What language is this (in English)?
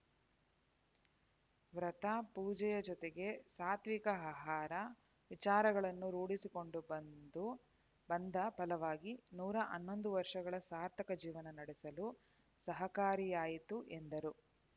Kannada